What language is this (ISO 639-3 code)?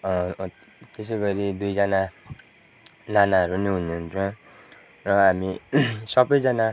nep